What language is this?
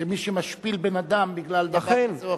Hebrew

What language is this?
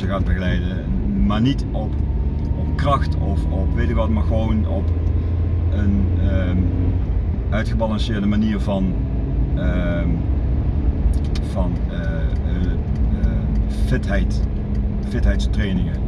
Dutch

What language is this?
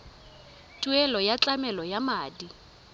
Tswana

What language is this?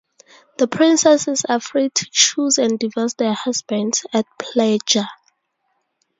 English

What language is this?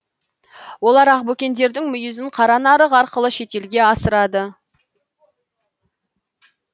Kazakh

